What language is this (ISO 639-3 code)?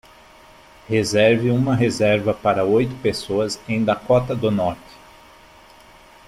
por